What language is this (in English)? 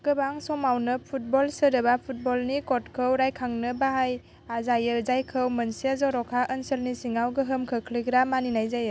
Bodo